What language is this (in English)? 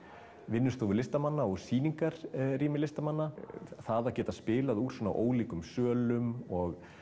Icelandic